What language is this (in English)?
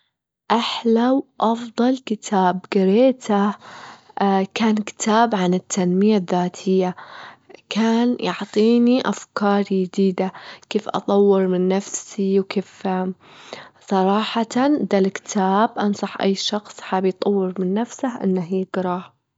Gulf Arabic